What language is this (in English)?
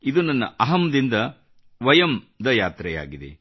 Kannada